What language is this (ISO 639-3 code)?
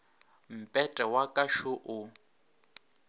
nso